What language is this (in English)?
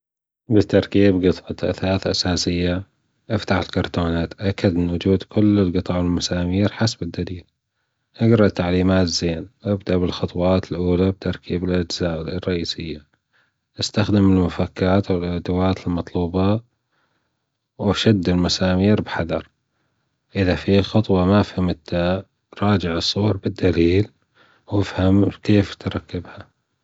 Gulf Arabic